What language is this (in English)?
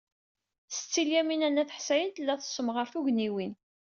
Kabyle